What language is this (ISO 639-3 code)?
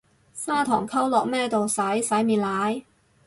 yue